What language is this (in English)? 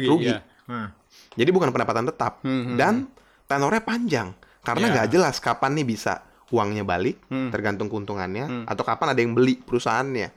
Indonesian